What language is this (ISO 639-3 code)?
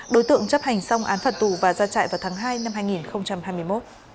vie